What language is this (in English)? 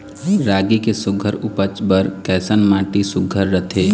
Chhattisgarhi